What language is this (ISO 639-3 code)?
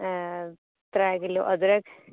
doi